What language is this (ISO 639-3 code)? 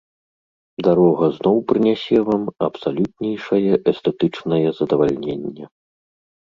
bel